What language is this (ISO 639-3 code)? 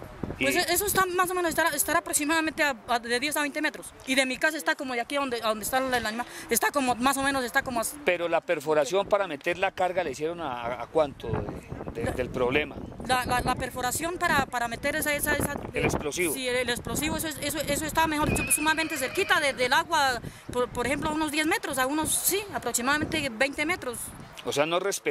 spa